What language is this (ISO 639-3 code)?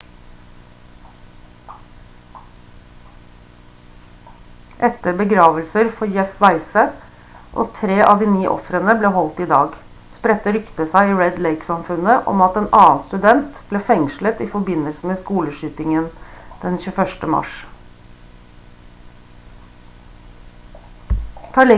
nob